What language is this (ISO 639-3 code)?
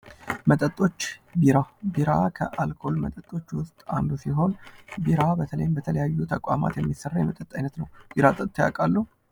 amh